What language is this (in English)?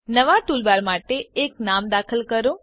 Gujarati